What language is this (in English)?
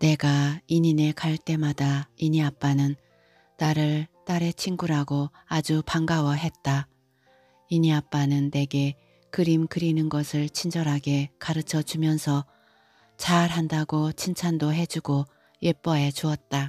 Korean